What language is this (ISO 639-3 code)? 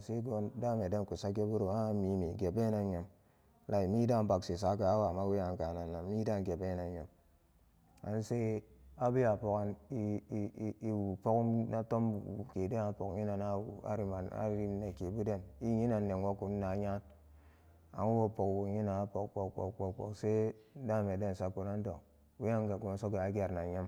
ccg